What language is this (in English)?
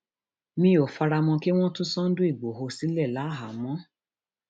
Yoruba